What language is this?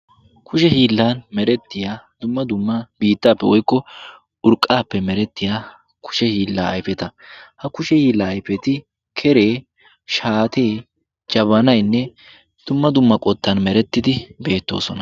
Wolaytta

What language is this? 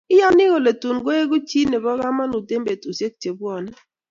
Kalenjin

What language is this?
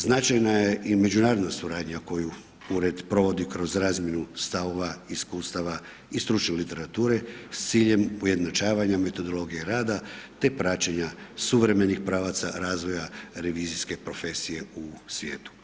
Croatian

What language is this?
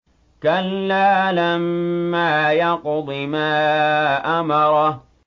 Arabic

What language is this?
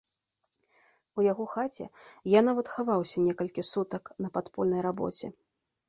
Belarusian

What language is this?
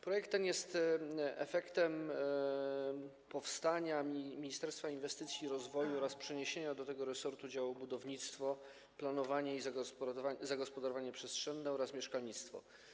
Polish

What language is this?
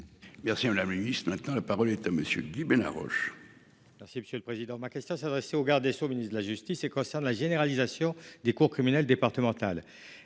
French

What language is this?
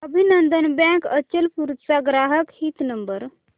Marathi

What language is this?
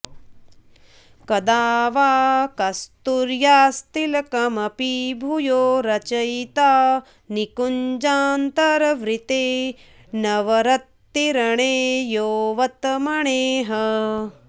Sanskrit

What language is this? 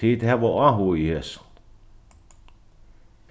Faroese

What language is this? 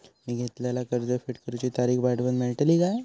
Marathi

